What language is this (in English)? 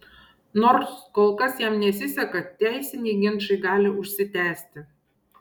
Lithuanian